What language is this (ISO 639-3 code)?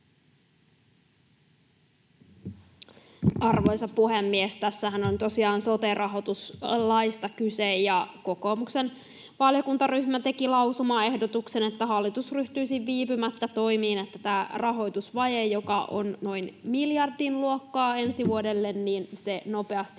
fin